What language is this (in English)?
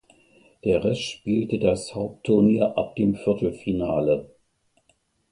German